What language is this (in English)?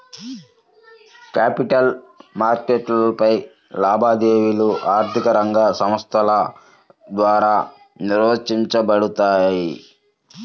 Telugu